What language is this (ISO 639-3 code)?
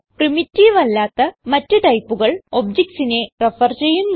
mal